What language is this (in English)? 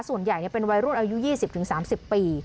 Thai